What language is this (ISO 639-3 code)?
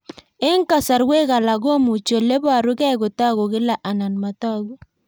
kln